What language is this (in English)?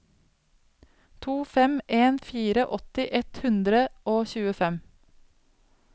Norwegian